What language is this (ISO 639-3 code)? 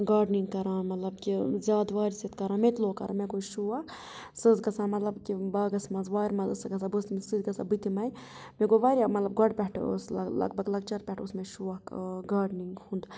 kas